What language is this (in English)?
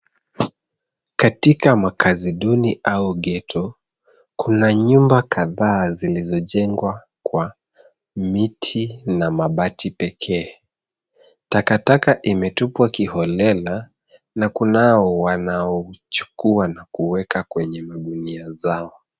Swahili